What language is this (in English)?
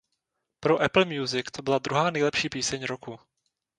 Czech